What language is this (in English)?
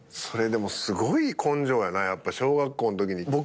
Japanese